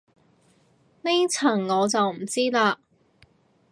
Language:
Cantonese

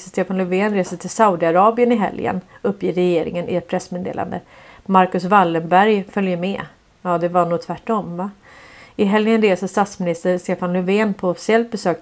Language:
Swedish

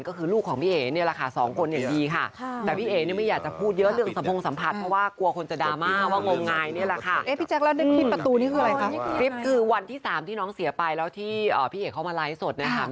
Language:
Thai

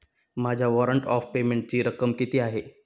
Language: Marathi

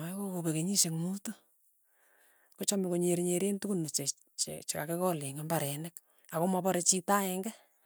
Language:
Tugen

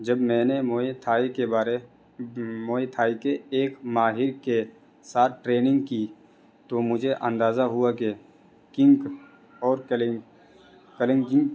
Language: Urdu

